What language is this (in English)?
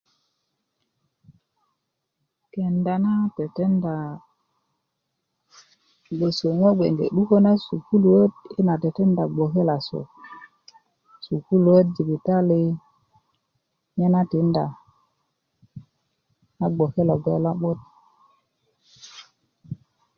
Kuku